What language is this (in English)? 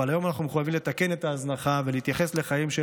Hebrew